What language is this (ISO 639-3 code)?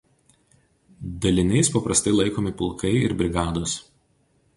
lit